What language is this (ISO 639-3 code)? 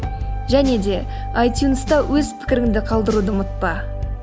kaz